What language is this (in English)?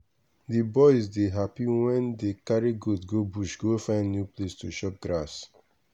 Nigerian Pidgin